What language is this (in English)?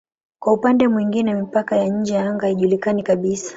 Swahili